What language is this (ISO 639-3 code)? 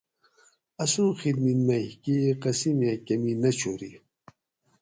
gwc